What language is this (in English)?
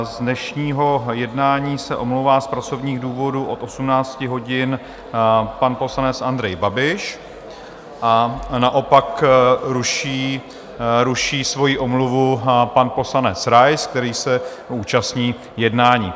Czech